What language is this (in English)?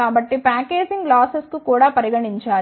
Telugu